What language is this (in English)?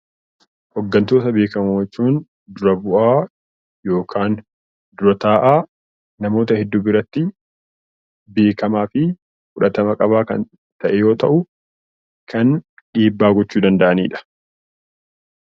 Oromo